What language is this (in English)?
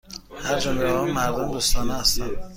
Persian